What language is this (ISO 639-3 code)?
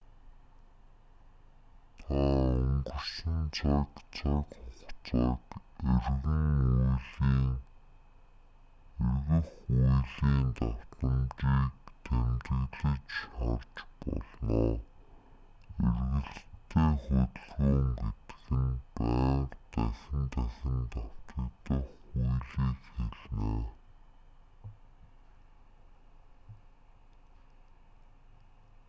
mon